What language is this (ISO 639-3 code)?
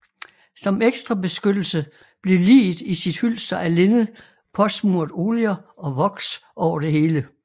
dan